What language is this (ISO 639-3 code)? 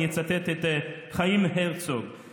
heb